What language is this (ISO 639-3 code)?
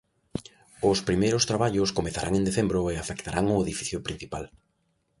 glg